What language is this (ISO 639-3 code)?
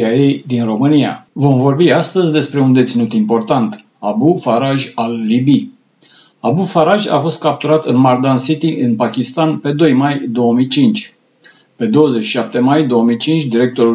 ron